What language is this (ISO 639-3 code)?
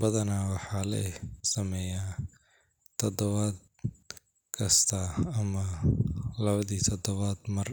som